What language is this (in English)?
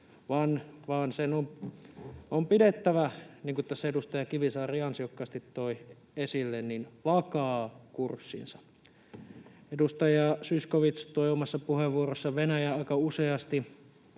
Finnish